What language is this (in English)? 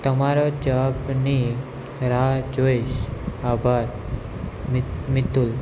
Gujarati